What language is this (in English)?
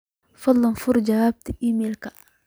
Somali